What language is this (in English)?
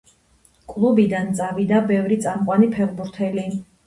Georgian